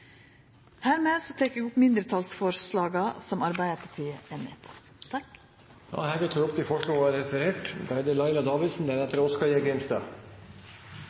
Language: Norwegian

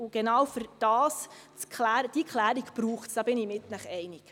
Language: Swiss German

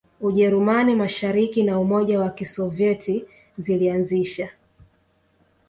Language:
Swahili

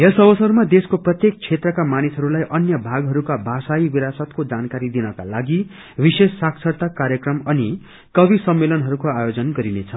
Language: Nepali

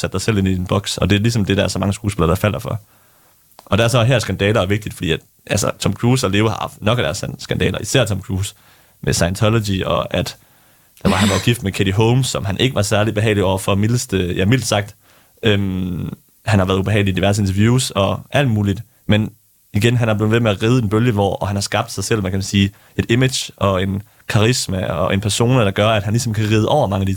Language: Danish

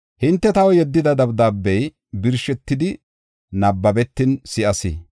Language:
Gofa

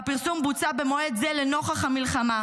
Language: Hebrew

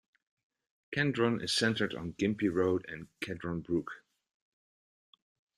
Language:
English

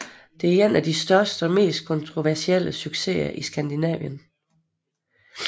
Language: Danish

